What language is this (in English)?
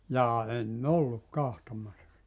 Finnish